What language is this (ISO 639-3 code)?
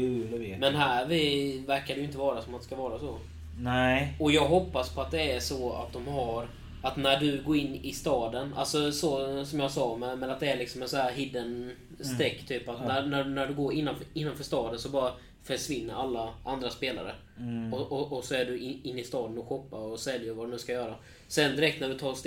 swe